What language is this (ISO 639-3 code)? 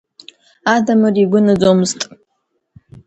abk